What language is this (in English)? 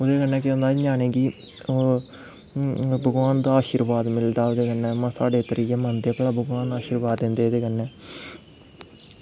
Dogri